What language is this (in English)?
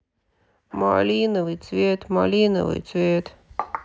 Russian